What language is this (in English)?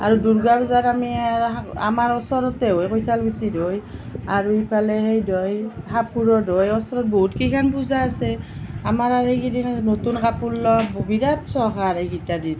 Assamese